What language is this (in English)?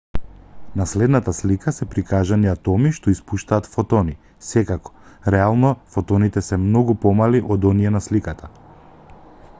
Macedonian